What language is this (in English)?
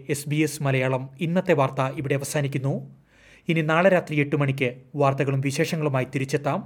Malayalam